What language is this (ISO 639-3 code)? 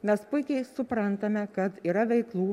lit